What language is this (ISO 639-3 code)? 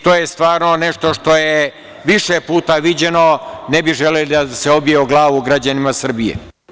srp